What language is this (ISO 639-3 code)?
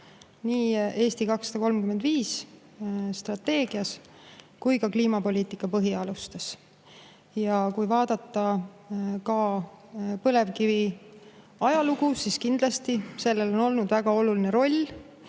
est